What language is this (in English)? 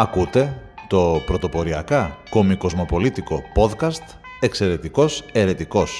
Greek